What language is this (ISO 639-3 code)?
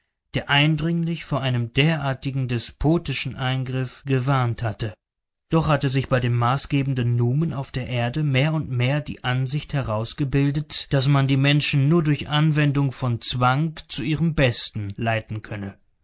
deu